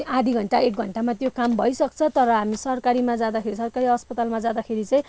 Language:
Nepali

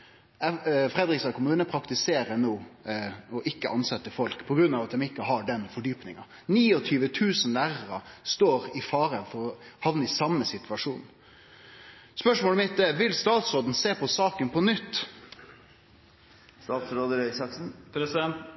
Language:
Norwegian Nynorsk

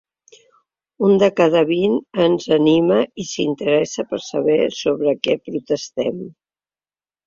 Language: Catalan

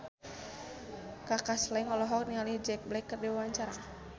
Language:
Sundanese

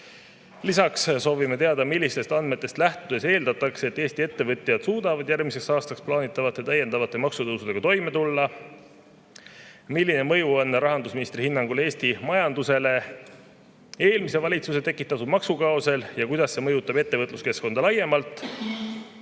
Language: Estonian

